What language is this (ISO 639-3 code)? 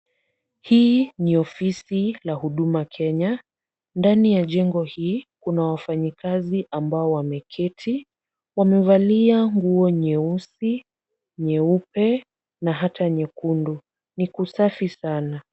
swa